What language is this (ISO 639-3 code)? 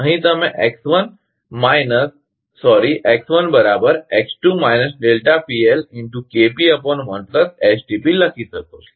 guj